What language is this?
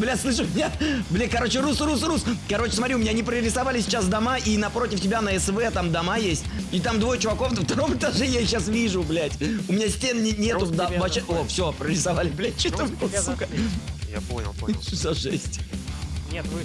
Russian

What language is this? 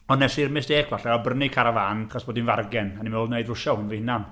Welsh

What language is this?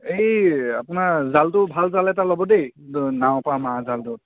Assamese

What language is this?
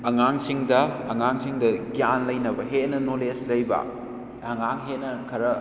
Manipuri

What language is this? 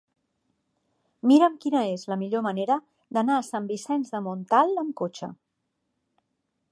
Catalan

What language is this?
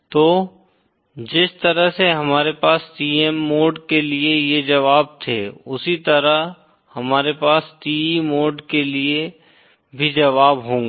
Hindi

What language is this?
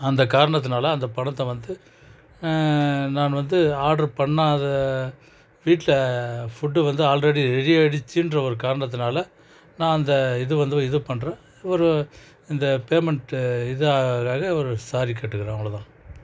Tamil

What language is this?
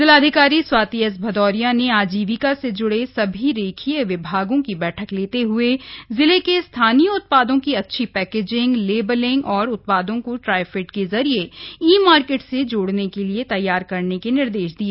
Hindi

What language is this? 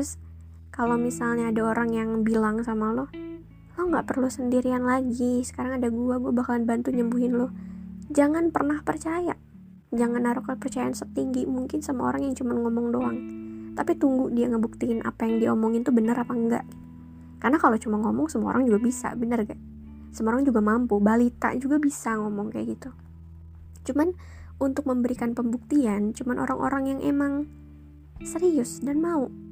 Indonesian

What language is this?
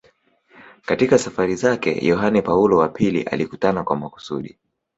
Swahili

